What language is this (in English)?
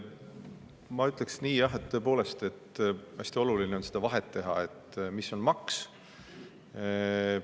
Estonian